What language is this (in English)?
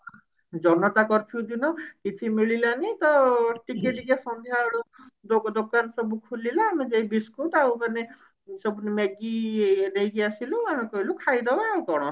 Odia